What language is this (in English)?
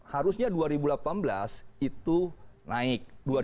Indonesian